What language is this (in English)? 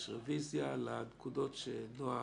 Hebrew